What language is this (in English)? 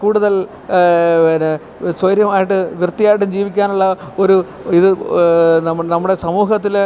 Malayalam